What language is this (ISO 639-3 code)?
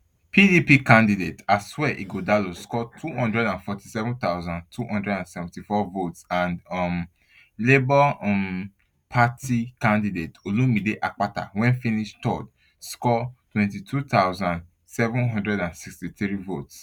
pcm